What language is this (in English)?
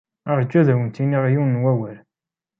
Kabyle